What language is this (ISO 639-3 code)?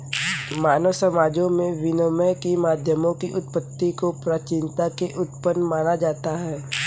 hin